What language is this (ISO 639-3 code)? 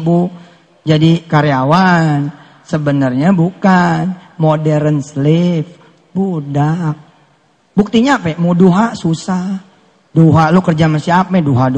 ind